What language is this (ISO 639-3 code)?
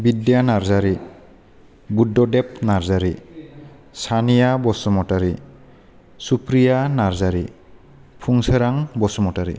brx